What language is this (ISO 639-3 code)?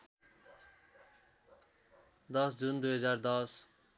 nep